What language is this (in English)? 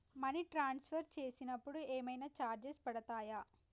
Telugu